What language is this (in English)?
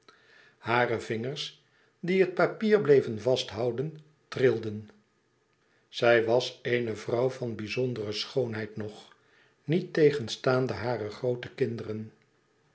Dutch